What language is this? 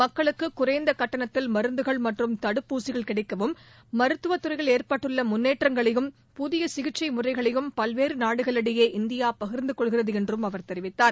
Tamil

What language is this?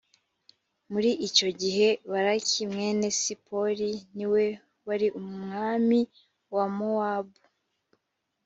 Kinyarwanda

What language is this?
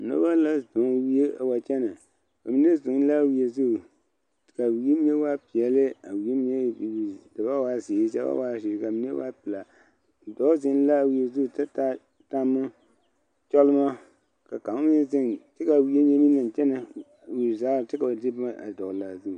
Southern Dagaare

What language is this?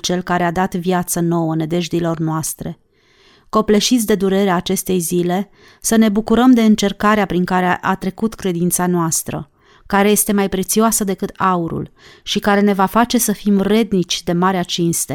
Romanian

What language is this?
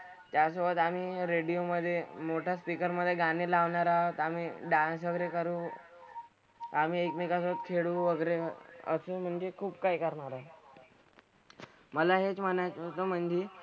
Marathi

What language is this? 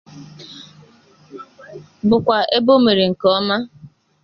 Igbo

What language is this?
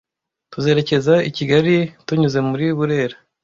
Kinyarwanda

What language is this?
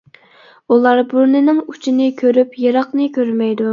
Uyghur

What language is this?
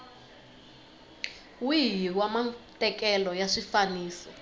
Tsonga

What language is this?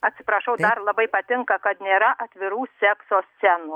Lithuanian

